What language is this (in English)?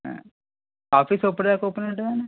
Telugu